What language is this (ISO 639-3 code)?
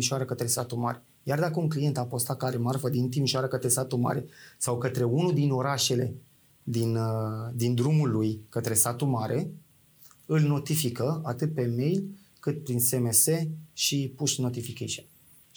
ron